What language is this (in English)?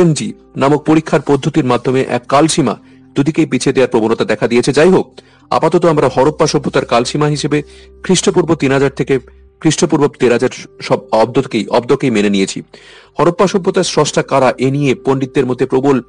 Bangla